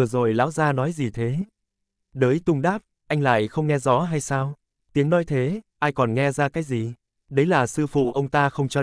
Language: Vietnamese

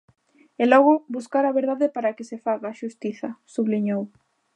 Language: Galician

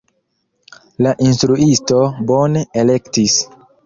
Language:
Esperanto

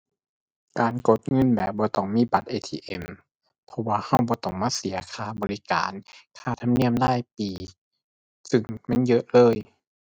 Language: Thai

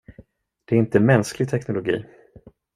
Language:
Swedish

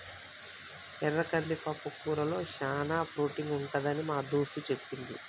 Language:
Telugu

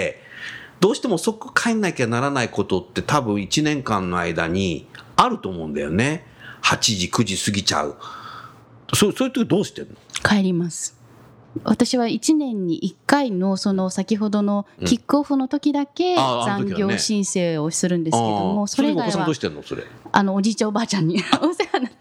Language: Japanese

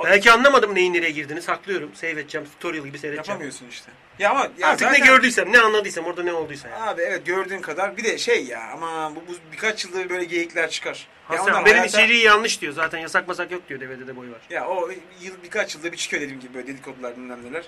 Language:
Turkish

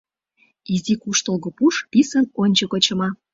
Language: Mari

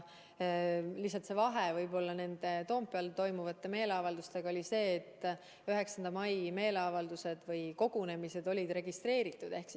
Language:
Estonian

